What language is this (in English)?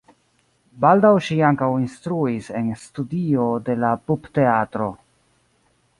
Esperanto